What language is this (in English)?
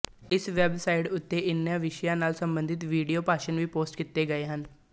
Punjabi